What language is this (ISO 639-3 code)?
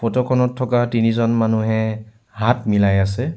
asm